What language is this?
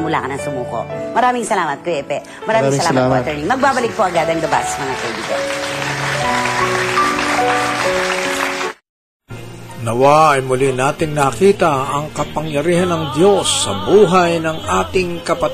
Filipino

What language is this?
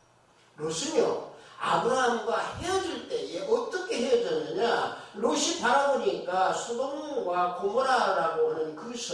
Korean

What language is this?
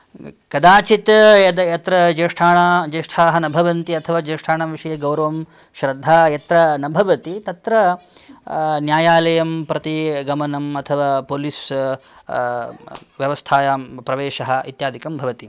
Sanskrit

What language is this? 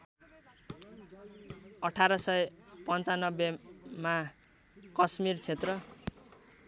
Nepali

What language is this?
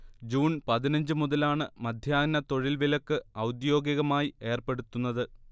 Malayalam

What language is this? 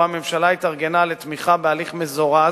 Hebrew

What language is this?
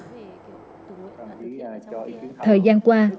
Vietnamese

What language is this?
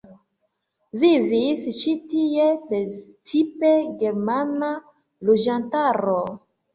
Esperanto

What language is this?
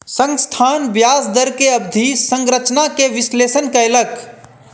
Maithili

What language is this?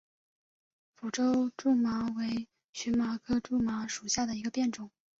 Chinese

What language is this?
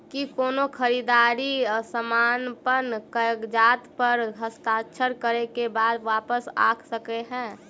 Maithili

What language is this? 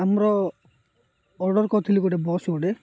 Odia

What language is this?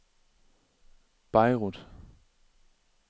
Danish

